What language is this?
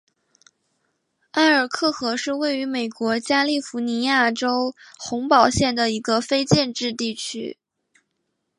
Chinese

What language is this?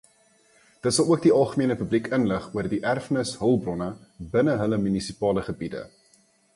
Afrikaans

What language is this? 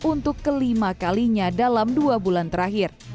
Indonesian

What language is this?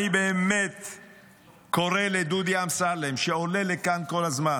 Hebrew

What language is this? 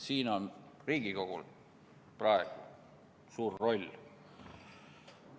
Estonian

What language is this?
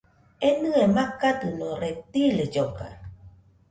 Nüpode Huitoto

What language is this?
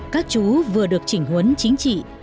Vietnamese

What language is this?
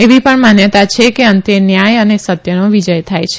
Gujarati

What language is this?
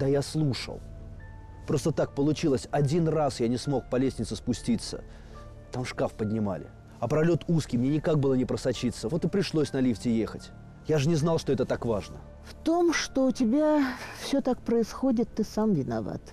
Russian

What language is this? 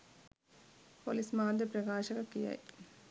Sinhala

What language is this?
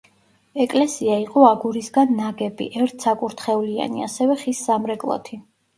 Georgian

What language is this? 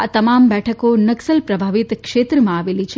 Gujarati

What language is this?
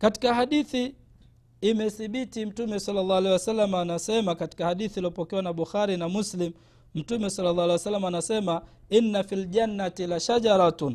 Swahili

